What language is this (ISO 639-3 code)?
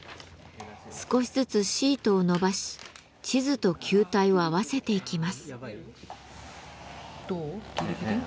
jpn